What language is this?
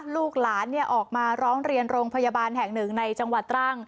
Thai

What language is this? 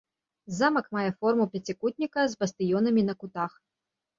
Belarusian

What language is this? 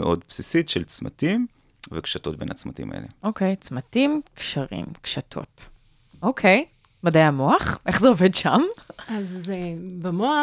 Hebrew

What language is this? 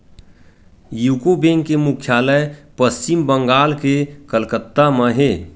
Chhattisgarhi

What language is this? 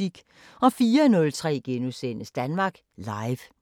Danish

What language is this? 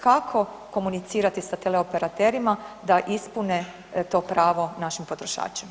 Croatian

